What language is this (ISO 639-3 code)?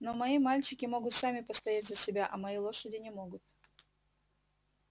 rus